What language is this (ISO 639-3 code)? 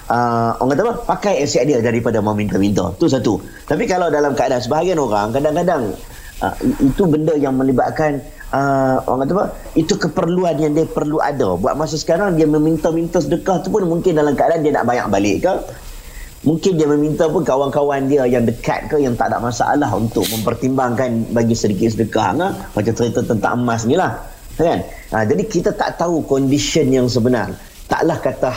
msa